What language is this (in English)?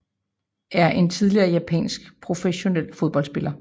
Danish